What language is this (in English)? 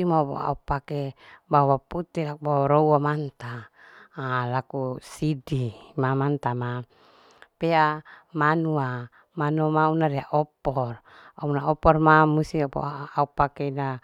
Larike-Wakasihu